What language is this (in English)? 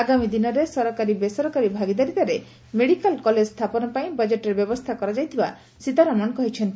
Odia